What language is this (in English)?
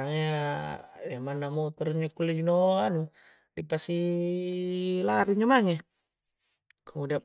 Coastal Konjo